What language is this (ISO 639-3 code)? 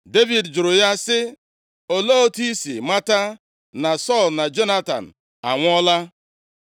ibo